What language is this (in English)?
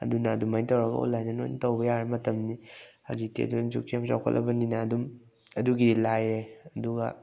Manipuri